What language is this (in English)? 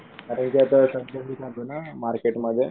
Marathi